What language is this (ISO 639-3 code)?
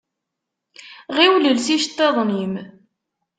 kab